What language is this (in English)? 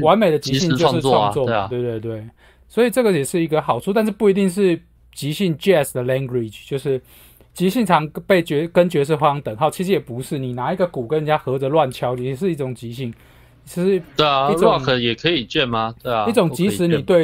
Chinese